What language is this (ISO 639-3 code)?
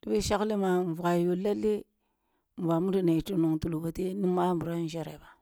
bbu